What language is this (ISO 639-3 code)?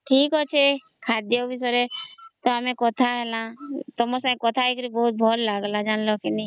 ori